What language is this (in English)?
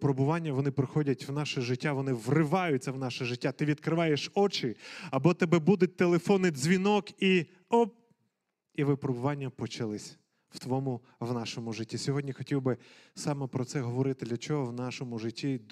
Ukrainian